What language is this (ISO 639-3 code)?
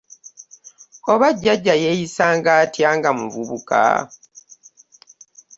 lug